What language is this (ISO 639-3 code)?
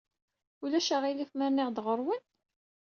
kab